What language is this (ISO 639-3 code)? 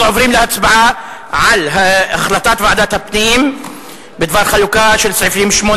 heb